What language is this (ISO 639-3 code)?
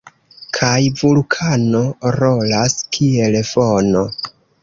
epo